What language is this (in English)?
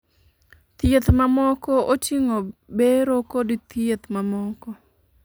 Luo (Kenya and Tanzania)